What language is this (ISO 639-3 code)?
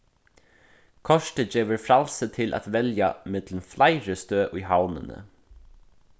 fao